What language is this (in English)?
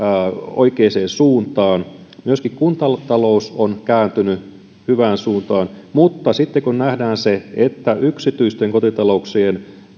Finnish